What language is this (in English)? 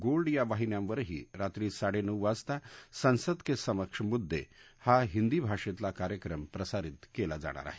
Marathi